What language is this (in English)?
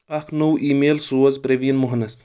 Kashmiri